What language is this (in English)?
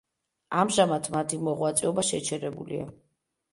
Georgian